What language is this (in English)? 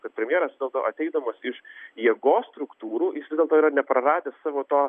Lithuanian